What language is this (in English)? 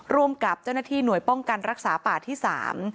Thai